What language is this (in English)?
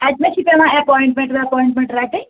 Kashmiri